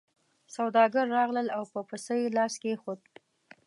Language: Pashto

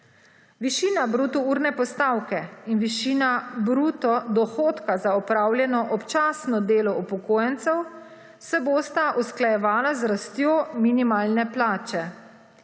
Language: Slovenian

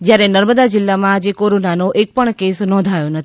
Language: Gujarati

